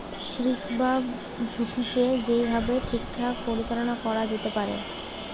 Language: Bangla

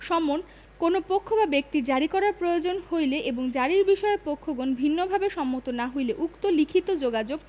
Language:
Bangla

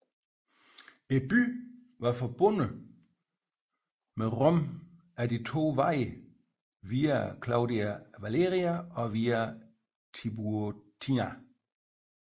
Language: Danish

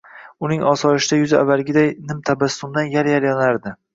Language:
Uzbek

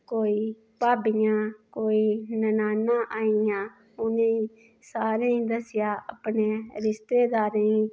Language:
Dogri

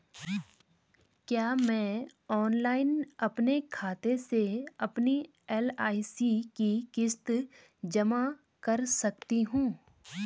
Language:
Hindi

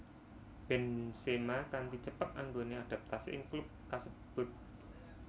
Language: Javanese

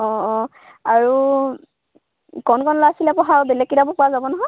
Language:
Assamese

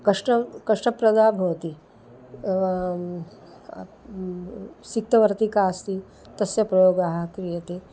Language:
Sanskrit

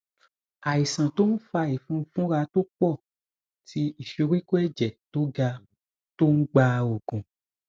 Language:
Yoruba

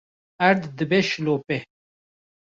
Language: Kurdish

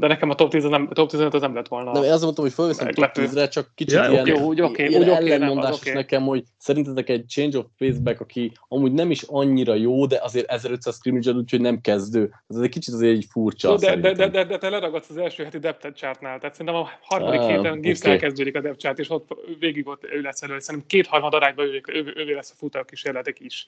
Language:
Hungarian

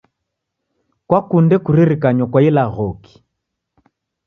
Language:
Taita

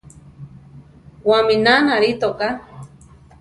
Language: Central Tarahumara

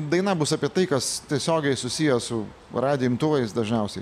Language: Lithuanian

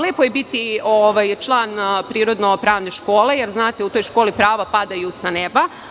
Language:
Serbian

